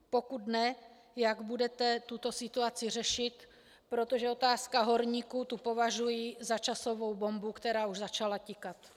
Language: Czech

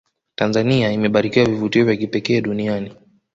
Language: Swahili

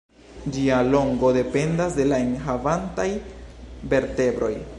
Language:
Esperanto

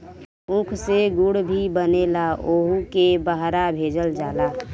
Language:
Bhojpuri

